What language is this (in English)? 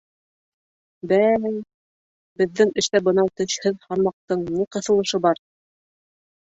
Bashkir